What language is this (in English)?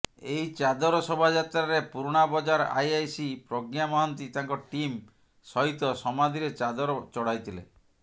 Odia